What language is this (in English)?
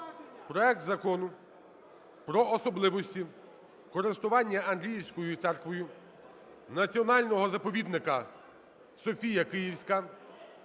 Ukrainian